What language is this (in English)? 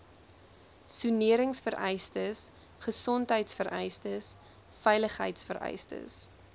Afrikaans